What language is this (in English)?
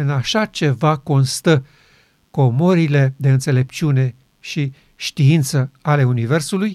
Romanian